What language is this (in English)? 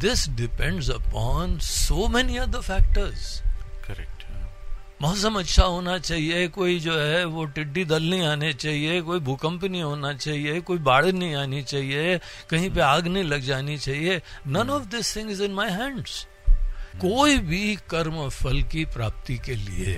Hindi